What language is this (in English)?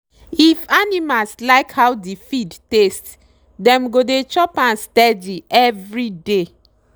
Nigerian Pidgin